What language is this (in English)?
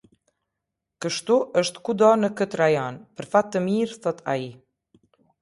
Albanian